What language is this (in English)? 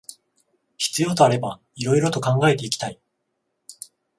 Japanese